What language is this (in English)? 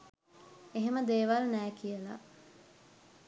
Sinhala